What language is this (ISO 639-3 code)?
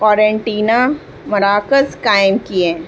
urd